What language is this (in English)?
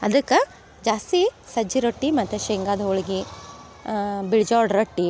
Kannada